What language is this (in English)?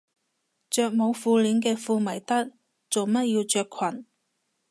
Cantonese